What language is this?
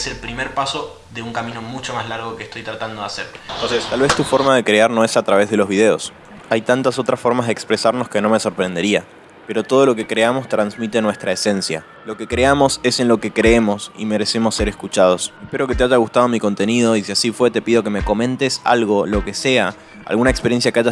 Spanish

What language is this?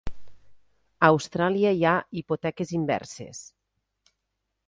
Catalan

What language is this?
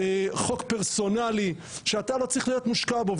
Hebrew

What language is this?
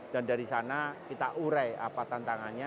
Indonesian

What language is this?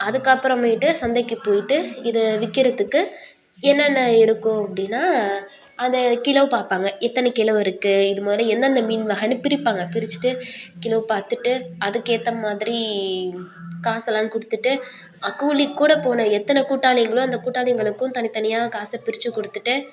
Tamil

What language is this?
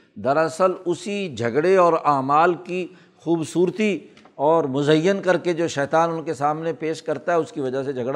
Urdu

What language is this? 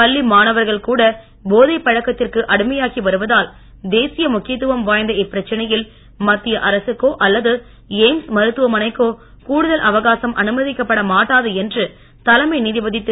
Tamil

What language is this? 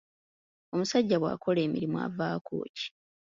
Ganda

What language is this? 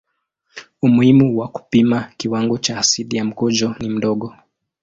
Swahili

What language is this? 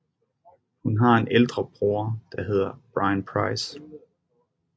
Danish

